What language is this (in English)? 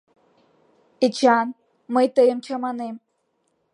Mari